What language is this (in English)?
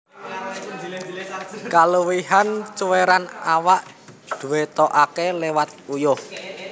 Javanese